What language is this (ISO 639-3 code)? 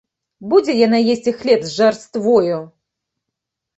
bel